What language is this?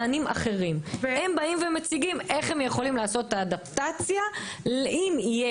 Hebrew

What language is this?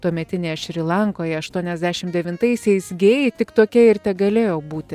Lithuanian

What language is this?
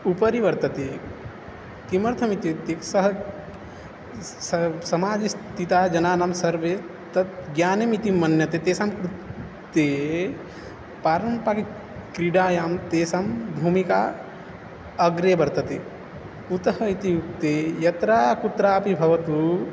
Sanskrit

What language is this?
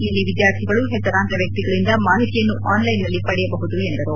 Kannada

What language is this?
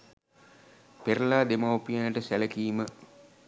Sinhala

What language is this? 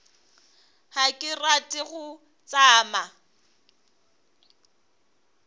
Northern Sotho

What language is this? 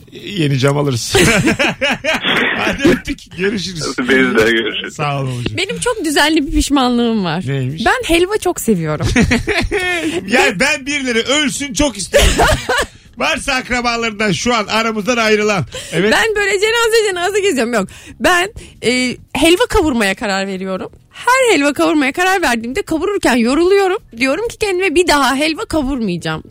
Turkish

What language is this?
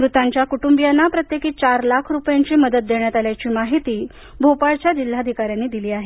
Marathi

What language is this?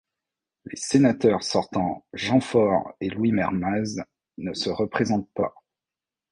French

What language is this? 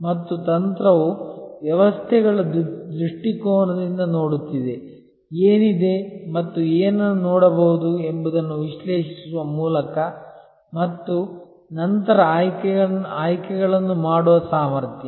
Kannada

